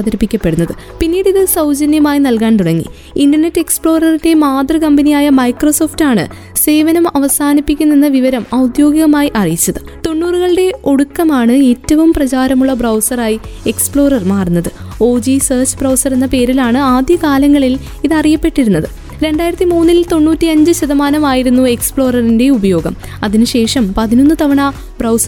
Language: Malayalam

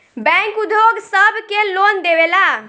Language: Bhojpuri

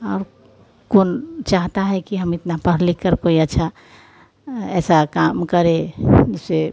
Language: Hindi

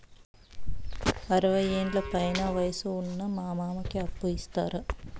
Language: Telugu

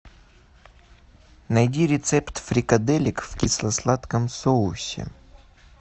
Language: Russian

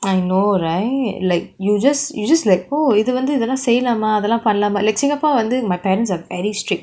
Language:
English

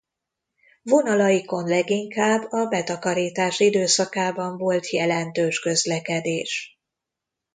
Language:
Hungarian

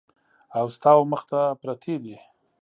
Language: Pashto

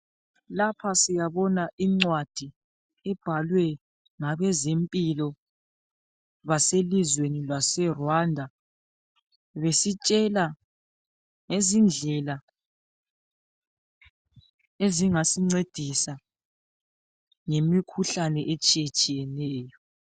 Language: North Ndebele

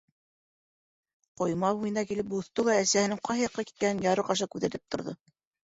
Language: Bashkir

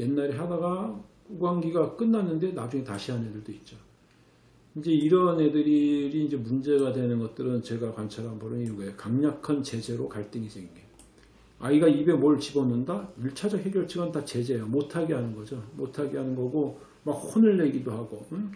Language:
Korean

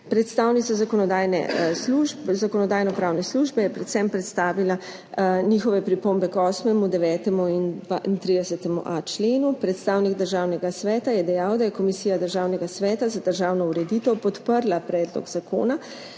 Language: Slovenian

